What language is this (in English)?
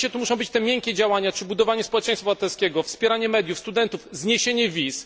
Polish